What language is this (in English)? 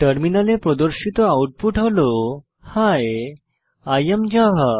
Bangla